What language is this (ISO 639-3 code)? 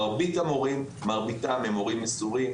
heb